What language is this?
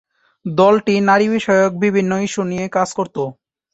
Bangla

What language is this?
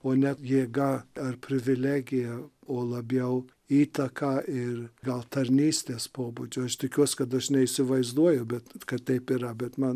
Lithuanian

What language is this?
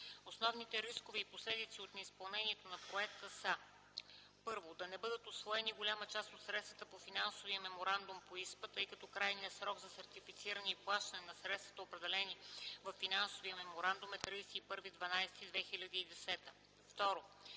Bulgarian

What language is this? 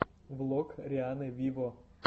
Russian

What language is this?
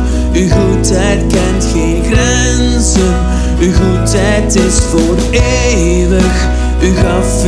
Dutch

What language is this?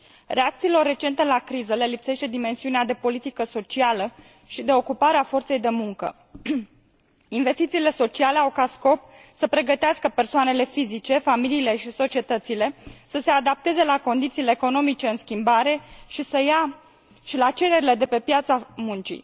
Romanian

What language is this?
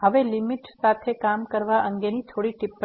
Gujarati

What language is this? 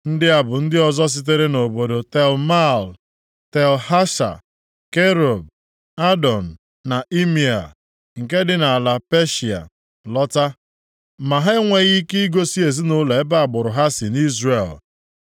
Igbo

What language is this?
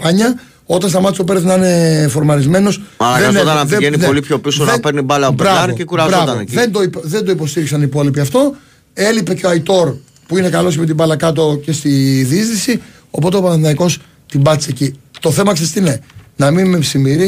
Greek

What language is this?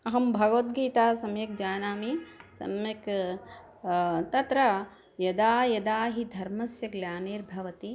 Sanskrit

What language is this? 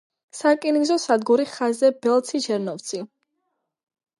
Georgian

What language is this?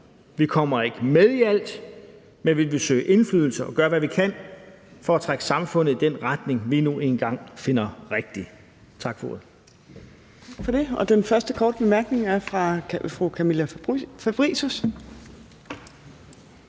Danish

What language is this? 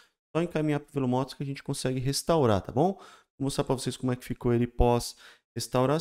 Portuguese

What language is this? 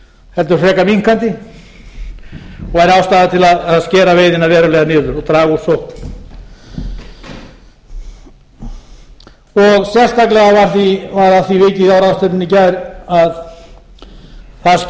Icelandic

